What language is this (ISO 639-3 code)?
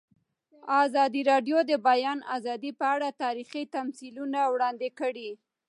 pus